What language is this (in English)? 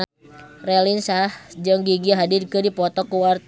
Sundanese